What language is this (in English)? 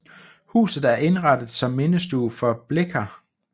Danish